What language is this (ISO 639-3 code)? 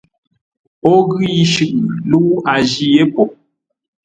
nla